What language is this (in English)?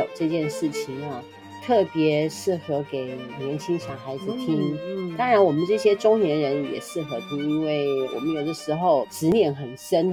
Chinese